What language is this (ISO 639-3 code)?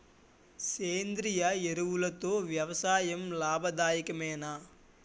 tel